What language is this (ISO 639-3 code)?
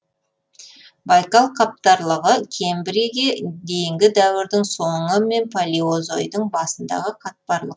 kaz